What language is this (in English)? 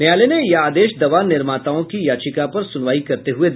Hindi